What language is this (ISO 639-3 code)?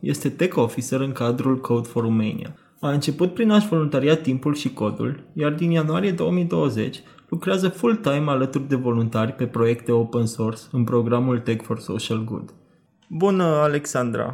ron